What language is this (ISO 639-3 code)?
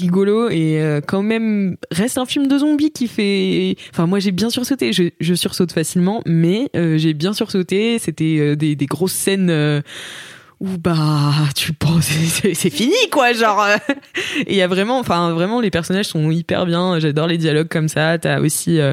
fra